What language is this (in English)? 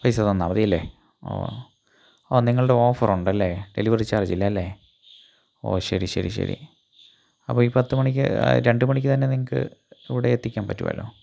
Malayalam